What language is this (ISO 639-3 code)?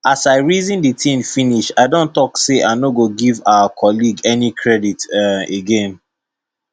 pcm